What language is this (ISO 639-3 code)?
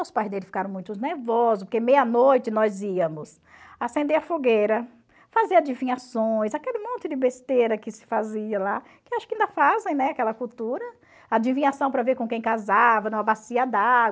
por